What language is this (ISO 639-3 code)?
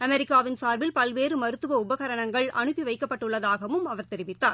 tam